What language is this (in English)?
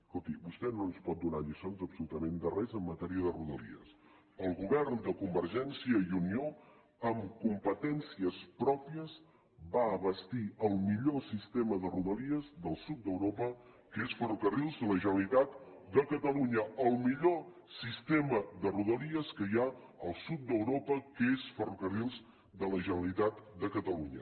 Catalan